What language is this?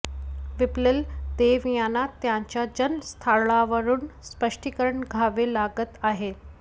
Marathi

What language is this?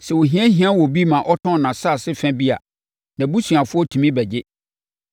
Akan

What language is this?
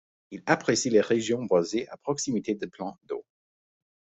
French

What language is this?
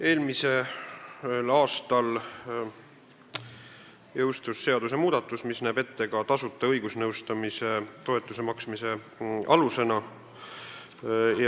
Estonian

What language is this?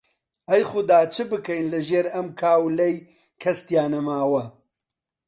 Central Kurdish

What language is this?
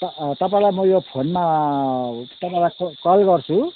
Nepali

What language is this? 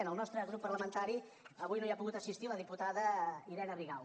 Catalan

